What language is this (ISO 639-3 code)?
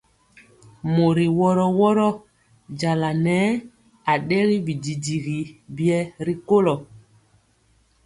mcx